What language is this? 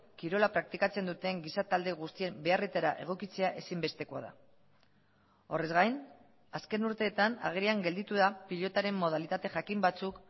Basque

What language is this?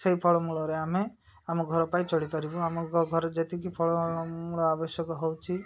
Odia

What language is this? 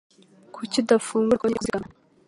Kinyarwanda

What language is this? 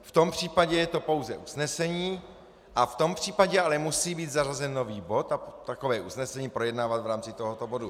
Czech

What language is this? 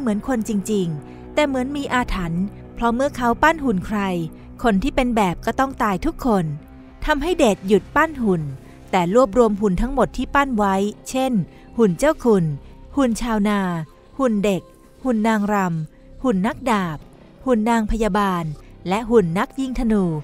Thai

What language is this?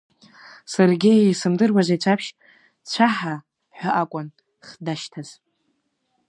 Abkhazian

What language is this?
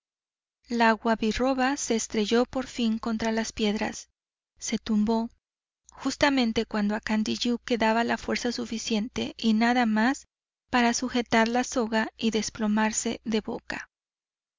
Spanish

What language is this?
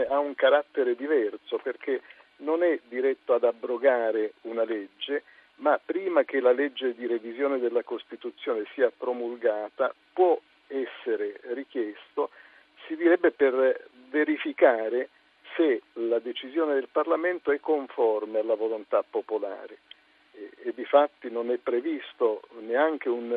Italian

